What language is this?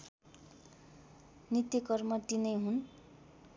Nepali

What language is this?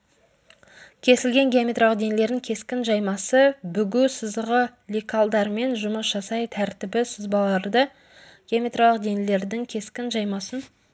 Kazakh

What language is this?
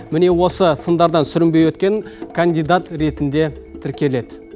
Kazakh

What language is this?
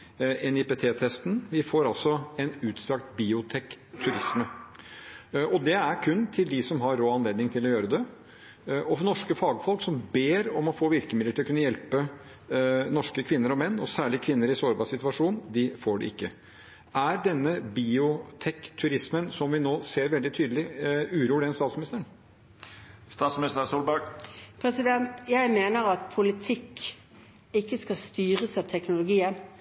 Norwegian Bokmål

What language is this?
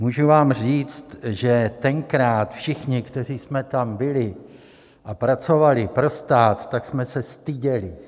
Czech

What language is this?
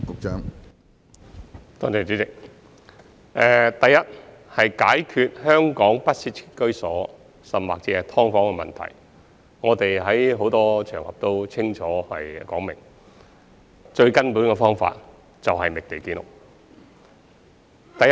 Cantonese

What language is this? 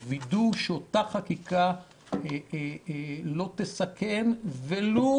Hebrew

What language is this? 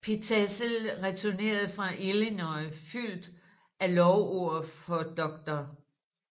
Danish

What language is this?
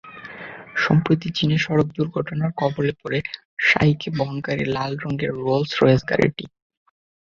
Bangla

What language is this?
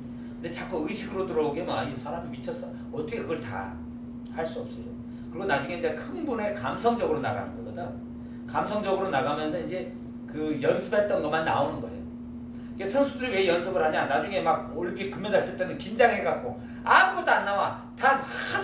Korean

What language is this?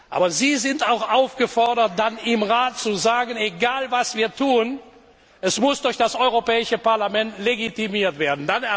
German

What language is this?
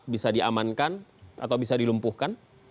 Indonesian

